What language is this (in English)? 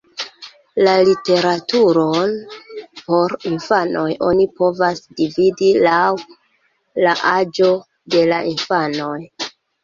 Esperanto